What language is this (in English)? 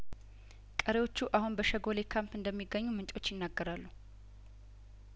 Amharic